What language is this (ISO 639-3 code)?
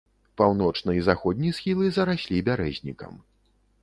bel